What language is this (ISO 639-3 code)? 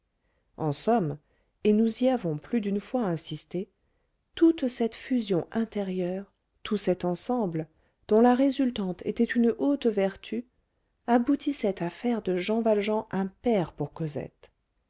fra